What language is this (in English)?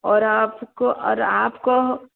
Hindi